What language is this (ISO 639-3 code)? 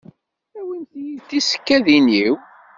kab